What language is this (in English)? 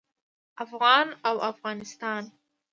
Pashto